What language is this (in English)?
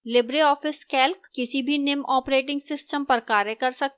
Hindi